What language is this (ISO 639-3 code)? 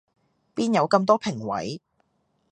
yue